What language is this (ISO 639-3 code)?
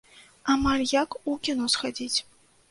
bel